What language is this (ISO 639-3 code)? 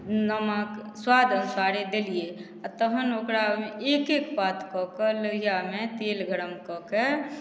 mai